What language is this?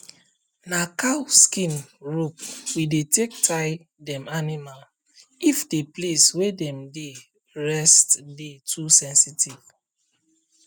Nigerian Pidgin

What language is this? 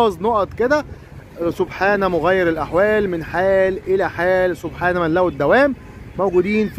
Arabic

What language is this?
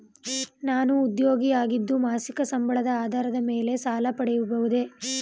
Kannada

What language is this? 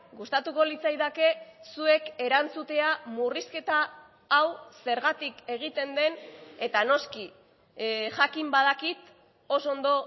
Basque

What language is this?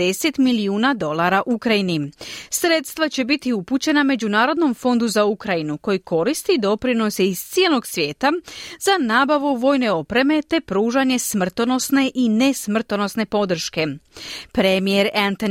Croatian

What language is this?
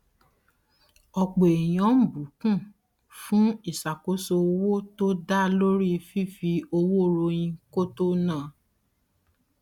Yoruba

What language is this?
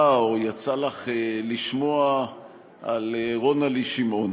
Hebrew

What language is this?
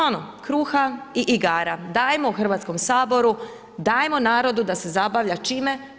Croatian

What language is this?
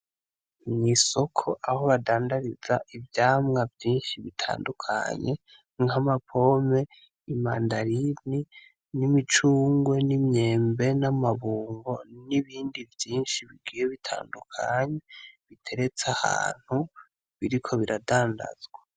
Rundi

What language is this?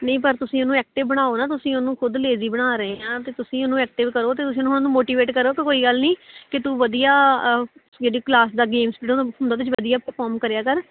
Punjabi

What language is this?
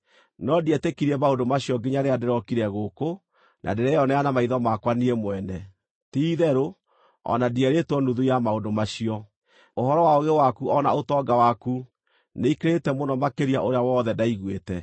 Kikuyu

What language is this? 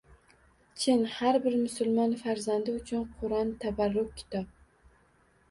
Uzbek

